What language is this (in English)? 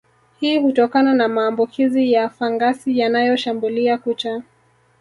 Swahili